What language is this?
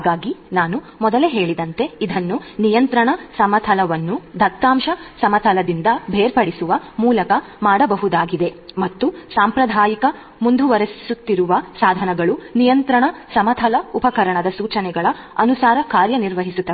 Kannada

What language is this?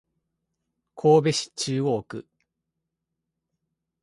Japanese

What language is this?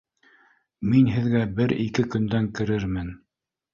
Bashkir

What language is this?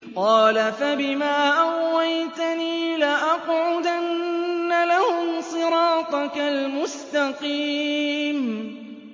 Arabic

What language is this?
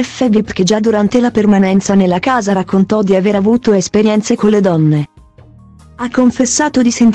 Italian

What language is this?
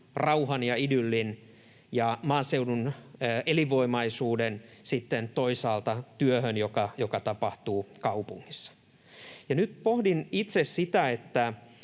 Finnish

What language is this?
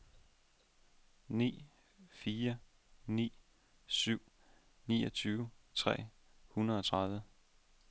Danish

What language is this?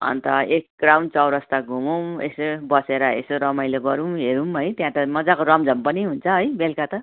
Nepali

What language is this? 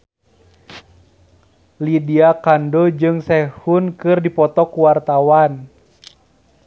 Sundanese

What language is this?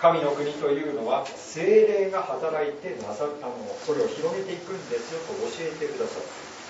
Japanese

